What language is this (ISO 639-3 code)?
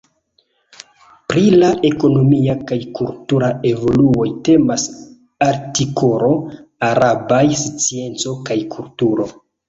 epo